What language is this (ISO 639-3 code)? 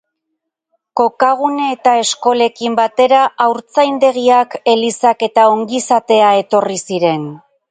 eus